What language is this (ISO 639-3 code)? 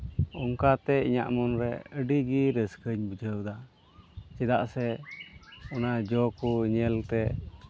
sat